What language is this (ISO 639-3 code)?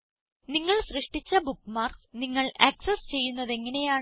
mal